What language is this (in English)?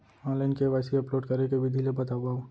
Chhattisgarhi